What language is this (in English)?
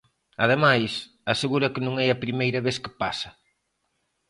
Galician